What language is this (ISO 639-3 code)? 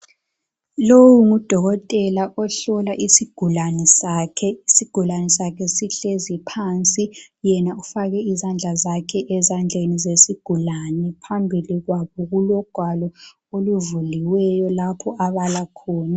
nde